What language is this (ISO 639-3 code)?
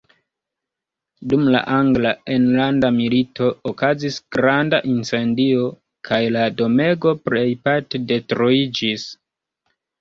epo